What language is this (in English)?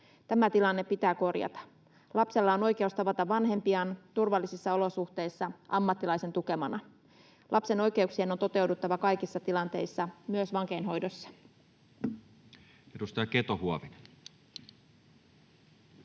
Finnish